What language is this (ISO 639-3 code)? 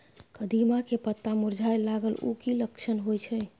mai